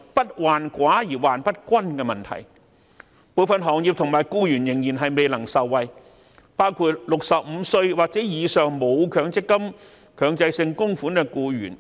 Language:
Cantonese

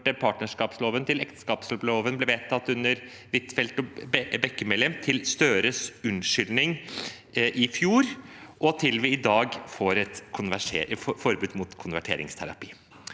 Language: Norwegian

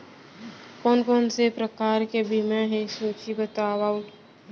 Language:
Chhattisgarhi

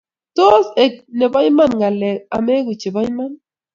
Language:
Kalenjin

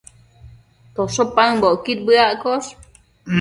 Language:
Matsés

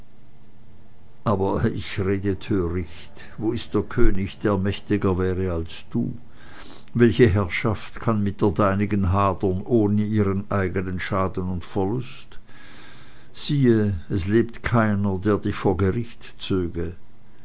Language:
German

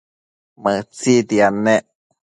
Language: Matsés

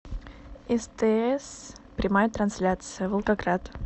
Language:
Russian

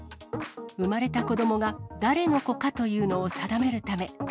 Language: Japanese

